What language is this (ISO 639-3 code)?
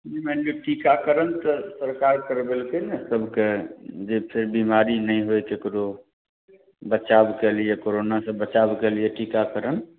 mai